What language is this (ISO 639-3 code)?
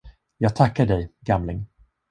swe